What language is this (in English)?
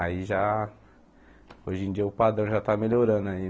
Portuguese